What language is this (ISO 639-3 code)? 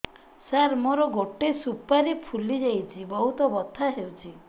ori